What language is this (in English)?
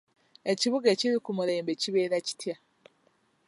Ganda